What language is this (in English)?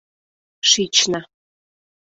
Mari